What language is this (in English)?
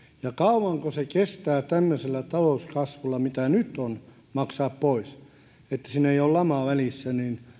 Finnish